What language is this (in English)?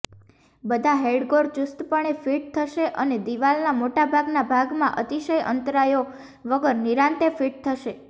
Gujarati